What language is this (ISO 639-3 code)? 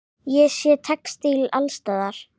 isl